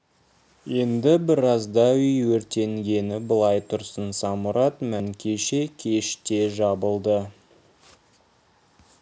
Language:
Kazakh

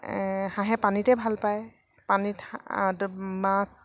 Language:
Assamese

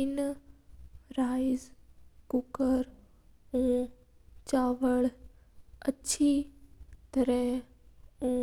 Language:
Mewari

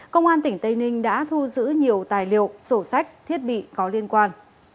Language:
Vietnamese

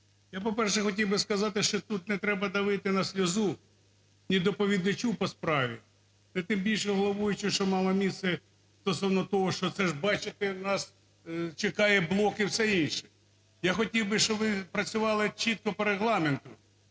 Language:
Ukrainian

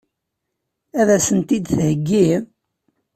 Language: Kabyle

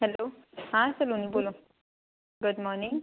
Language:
Hindi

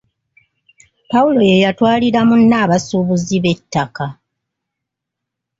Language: Ganda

